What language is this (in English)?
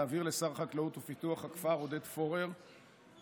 Hebrew